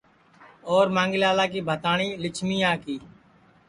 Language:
Sansi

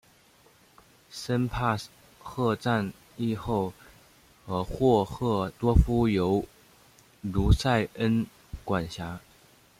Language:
Chinese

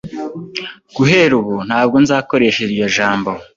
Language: Kinyarwanda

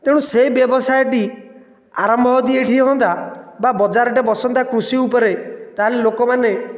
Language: Odia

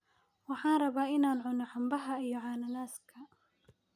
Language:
Somali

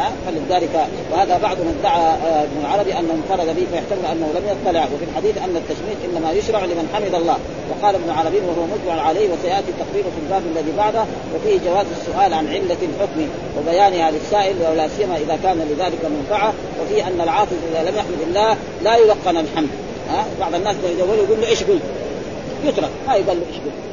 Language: Arabic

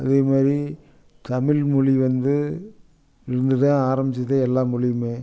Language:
Tamil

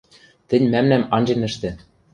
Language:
Western Mari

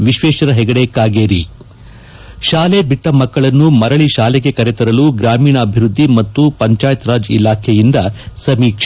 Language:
Kannada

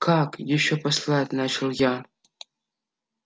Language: Russian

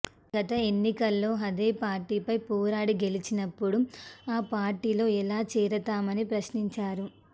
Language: Telugu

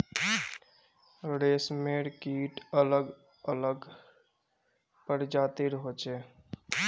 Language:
Magahi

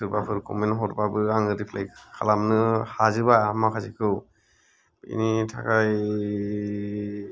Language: Bodo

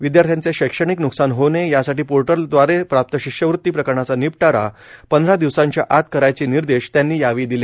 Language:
Marathi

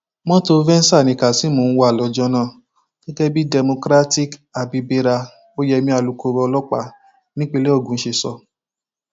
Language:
Yoruba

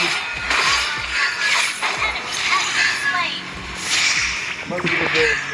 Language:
Indonesian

